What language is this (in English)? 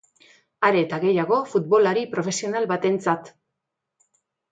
Basque